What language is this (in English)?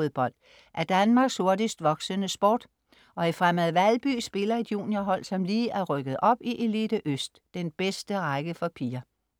Danish